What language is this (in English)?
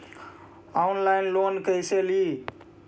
Magahi